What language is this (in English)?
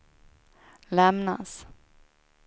Swedish